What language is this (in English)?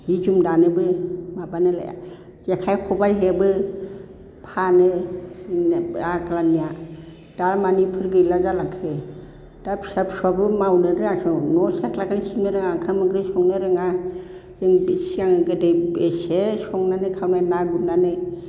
Bodo